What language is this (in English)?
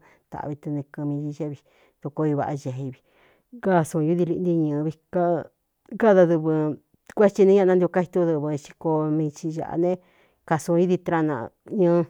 Cuyamecalco Mixtec